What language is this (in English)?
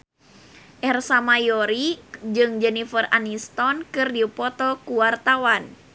Sundanese